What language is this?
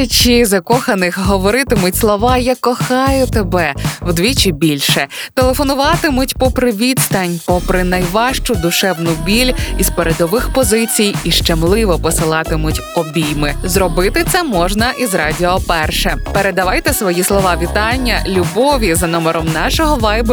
Ukrainian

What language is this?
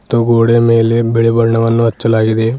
Kannada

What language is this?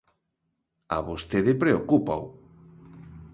Galician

